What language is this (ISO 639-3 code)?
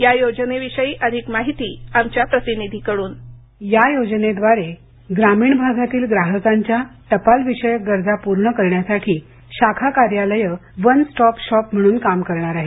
mar